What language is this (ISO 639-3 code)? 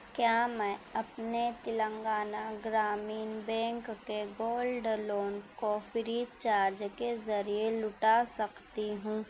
urd